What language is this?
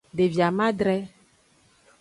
Aja (Benin)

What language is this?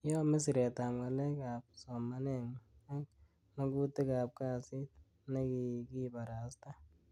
Kalenjin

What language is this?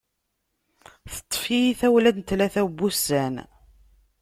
Kabyle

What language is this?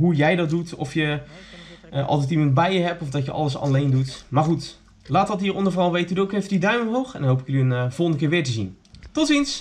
Dutch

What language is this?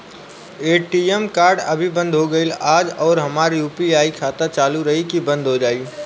Bhojpuri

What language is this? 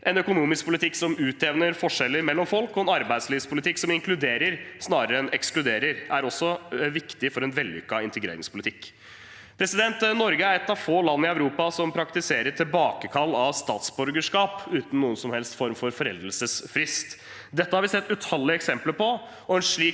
Norwegian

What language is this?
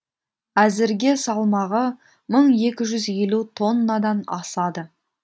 Kazakh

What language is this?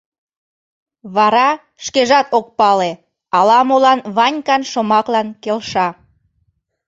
Mari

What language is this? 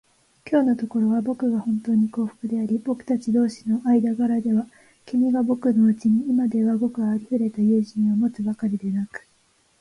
Japanese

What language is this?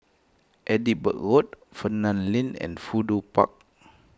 English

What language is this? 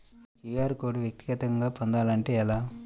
Telugu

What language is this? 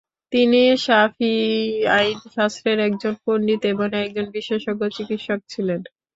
Bangla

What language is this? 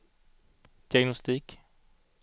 Swedish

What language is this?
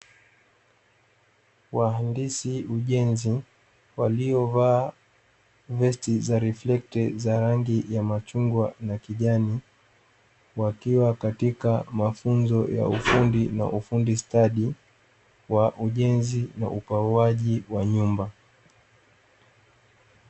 Swahili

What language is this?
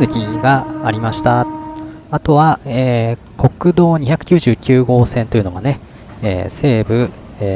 Japanese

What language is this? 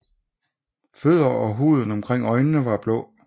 Danish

